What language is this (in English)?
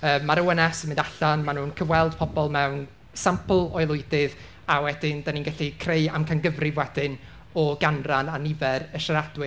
Welsh